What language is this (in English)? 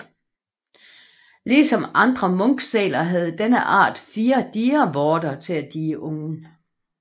Danish